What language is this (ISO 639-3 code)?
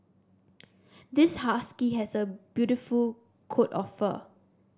eng